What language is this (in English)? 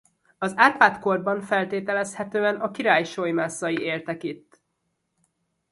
Hungarian